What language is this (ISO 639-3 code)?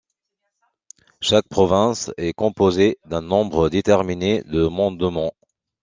fra